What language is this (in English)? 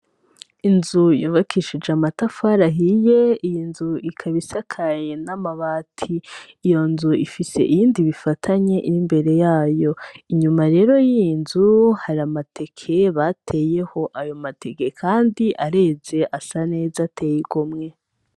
Rundi